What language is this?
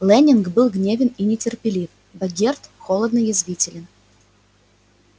Russian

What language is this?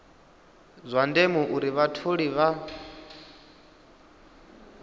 Venda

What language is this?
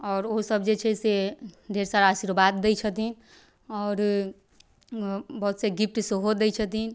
Maithili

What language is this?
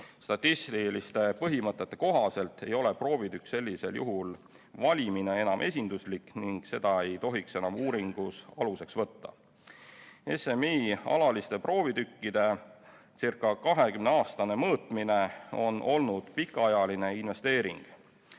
Estonian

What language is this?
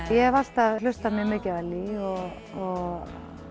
Icelandic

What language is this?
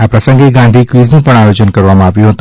Gujarati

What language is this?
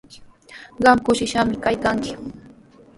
Sihuas Ancash Quechua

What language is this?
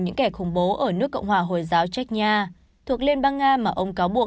Vietnamese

